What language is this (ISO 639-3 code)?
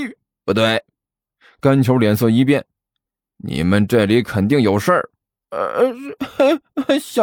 zho